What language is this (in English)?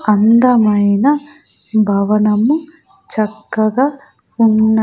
Telugu